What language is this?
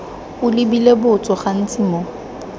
Tswana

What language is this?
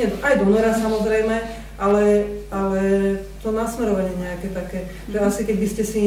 Slovak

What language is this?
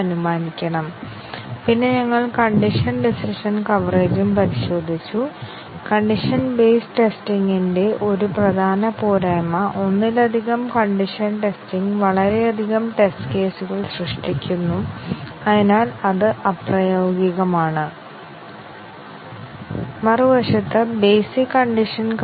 Malayalam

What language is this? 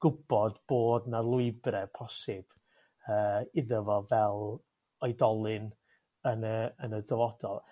Welsh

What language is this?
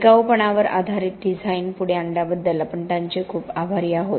Marathi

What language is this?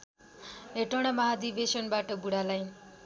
Nepali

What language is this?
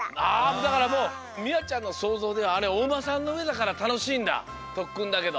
Japanese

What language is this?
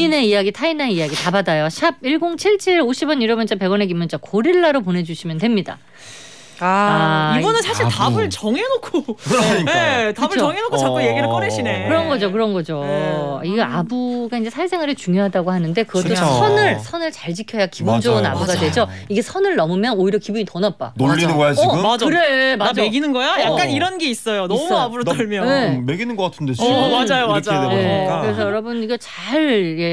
Korean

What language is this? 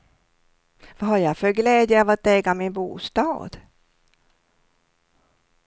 Swedish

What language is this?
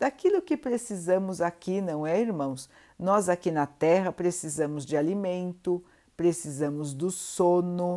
Portuguese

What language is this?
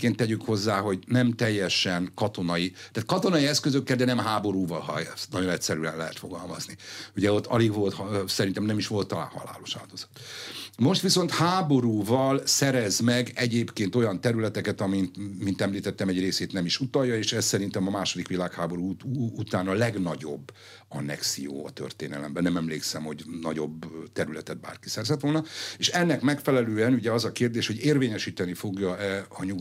Hungarian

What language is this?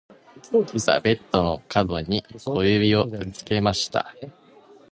Japanese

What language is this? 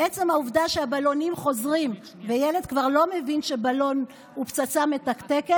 Hebrew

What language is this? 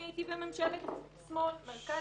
Hebrew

